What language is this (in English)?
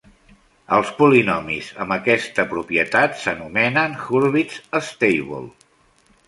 Catalan